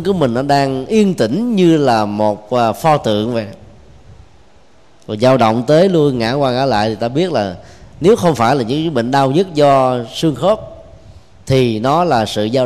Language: Vietnamese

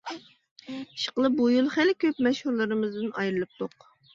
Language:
Uyghur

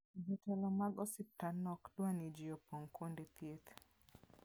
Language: Luo (Kenya and Tanzania)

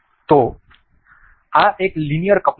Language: Gujarati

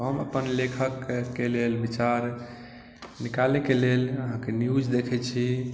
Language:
Maithili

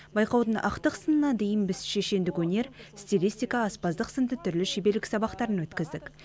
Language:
Kazakh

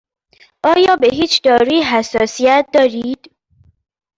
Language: Persian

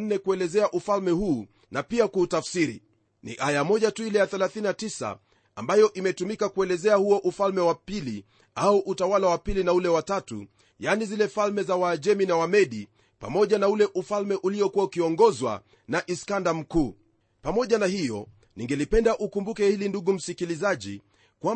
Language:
Swahili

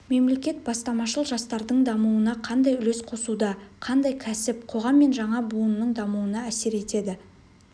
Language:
Kazakh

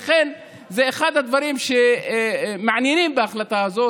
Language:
Hebrew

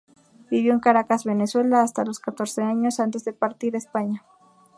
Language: Spanish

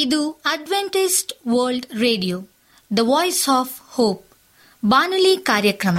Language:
Kannada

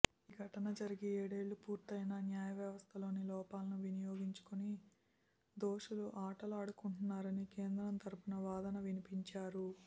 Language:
Telugu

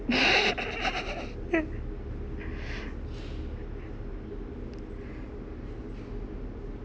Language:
English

